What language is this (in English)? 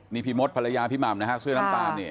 Thai